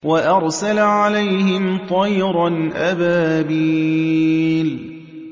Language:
Arabic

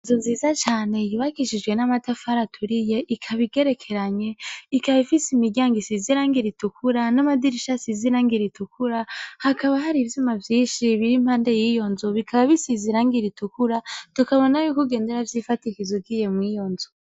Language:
Rundi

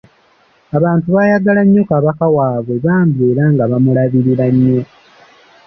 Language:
Ganda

